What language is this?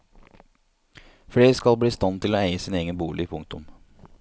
Norwegian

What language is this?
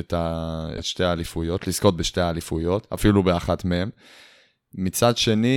Hebrew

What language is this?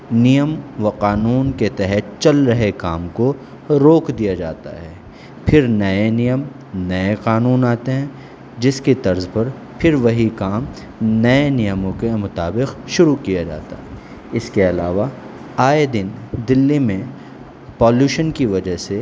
Urdu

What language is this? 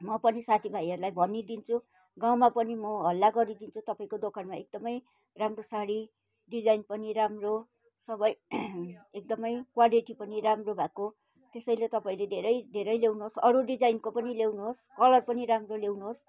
Nepali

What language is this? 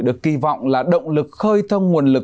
Vietnamese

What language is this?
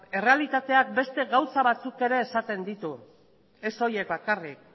Basque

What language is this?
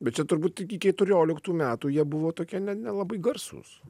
Lithuanian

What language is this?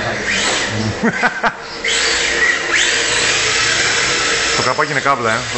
Greek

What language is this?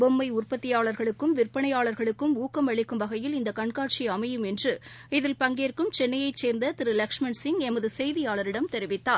Tamil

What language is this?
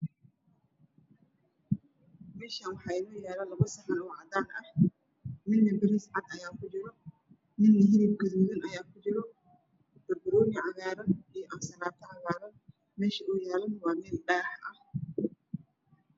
Somali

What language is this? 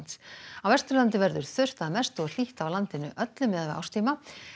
Icelandic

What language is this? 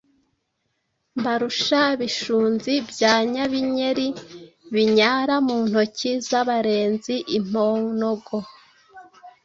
Kinyarwanda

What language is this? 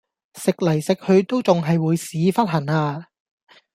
Cantonese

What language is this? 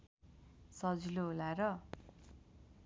Nepali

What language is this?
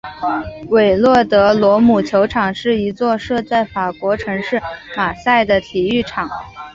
Chinese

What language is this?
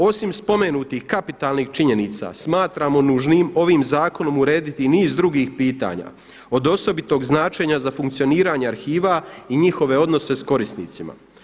Croatian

